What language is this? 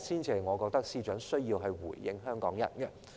Cantonese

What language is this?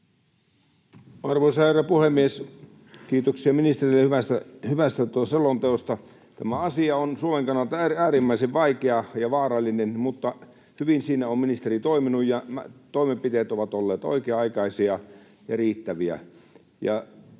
Finnish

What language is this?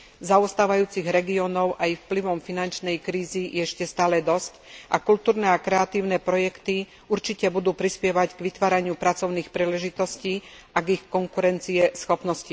Slovak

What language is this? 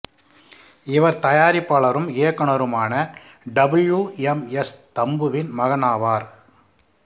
Tamil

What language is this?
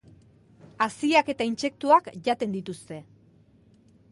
Basque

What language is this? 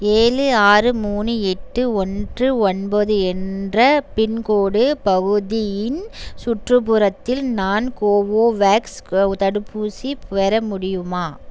Tamil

